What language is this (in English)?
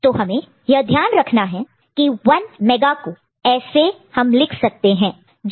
Hindi